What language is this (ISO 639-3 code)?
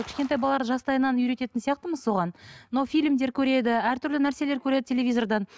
kaz